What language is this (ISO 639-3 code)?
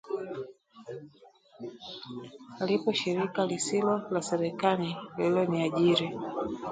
swa